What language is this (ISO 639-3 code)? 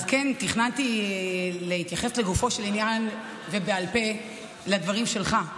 heb